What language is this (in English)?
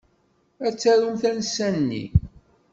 Kabyle